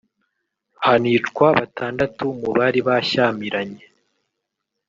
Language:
Kinyarwanda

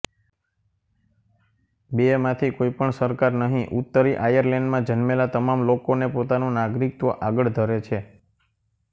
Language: Gujarati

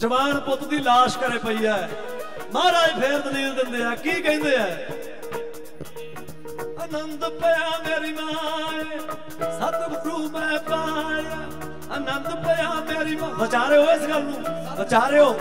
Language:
Punjabi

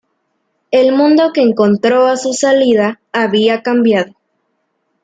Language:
Spanish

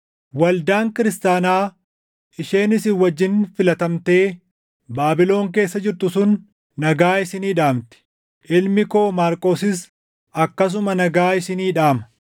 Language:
Oromo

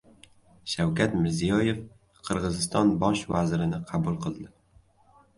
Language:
Uzbek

